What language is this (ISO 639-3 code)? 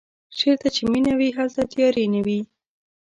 pus